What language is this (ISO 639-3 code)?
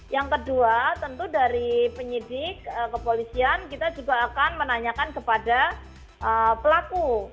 ind